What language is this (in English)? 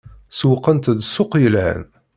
Kabyle